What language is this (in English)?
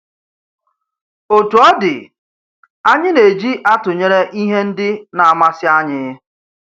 Igbo